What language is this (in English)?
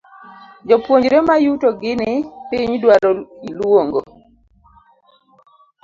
Luo (Kenya and Tanzania)